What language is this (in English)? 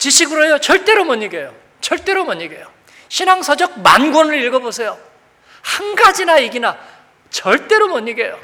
Korean